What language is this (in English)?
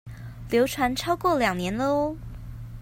Chinese